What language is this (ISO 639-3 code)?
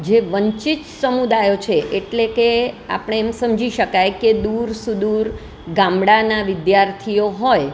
guj